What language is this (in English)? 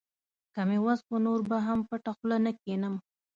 Pashto